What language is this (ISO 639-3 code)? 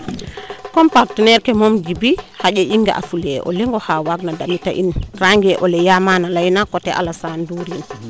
srr